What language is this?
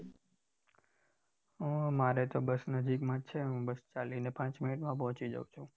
Gujarati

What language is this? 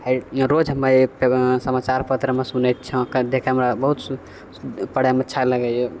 Maithili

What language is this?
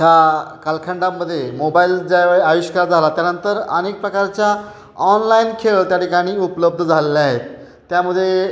Marathi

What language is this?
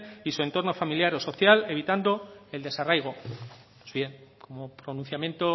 Spanish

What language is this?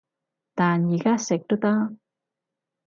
Cantonese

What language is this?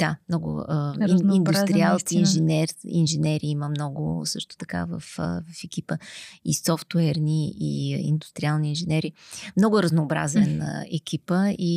Bulgarian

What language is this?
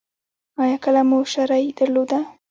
Pashto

